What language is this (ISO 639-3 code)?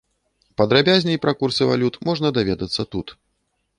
bel